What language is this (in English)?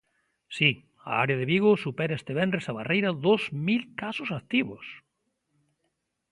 Galician